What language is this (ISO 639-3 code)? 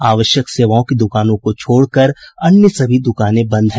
hin